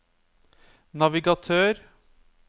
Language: Norwegian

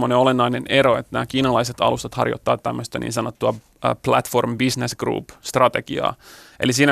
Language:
Finnish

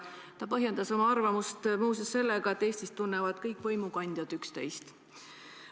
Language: Estonian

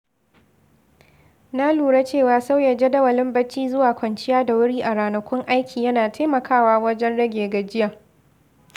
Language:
Hausa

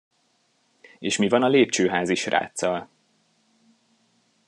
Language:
Hungarian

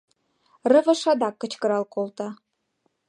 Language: Mari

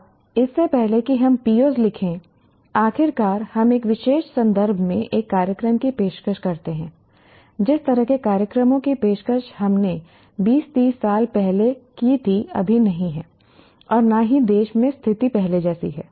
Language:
Hindi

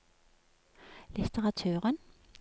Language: Norwegian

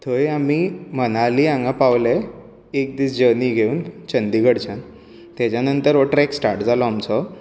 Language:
Konkani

